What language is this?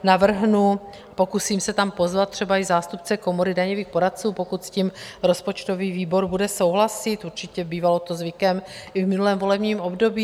Czech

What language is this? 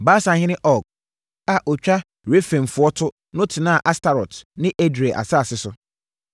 Akan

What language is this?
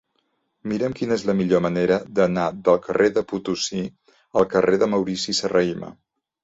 Catalan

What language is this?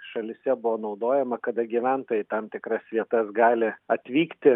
Lithuanian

